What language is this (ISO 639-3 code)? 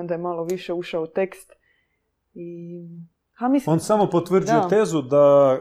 hrv